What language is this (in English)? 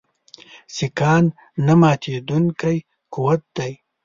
Pashto